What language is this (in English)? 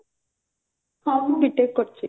Odia